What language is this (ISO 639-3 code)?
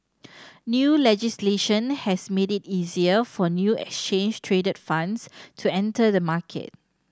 eng